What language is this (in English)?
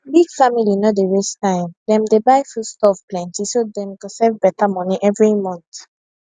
Nigerian Pidgin